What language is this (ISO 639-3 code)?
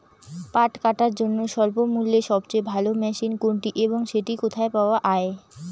ben